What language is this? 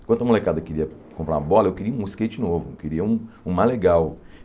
Portuguese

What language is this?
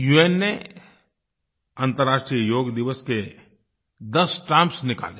Hindi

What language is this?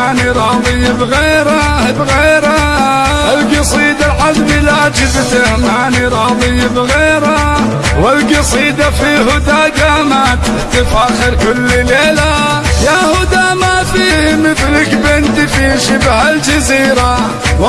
Arabic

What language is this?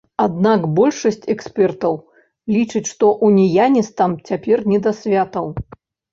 Belarusian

